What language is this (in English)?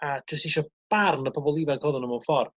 Welsh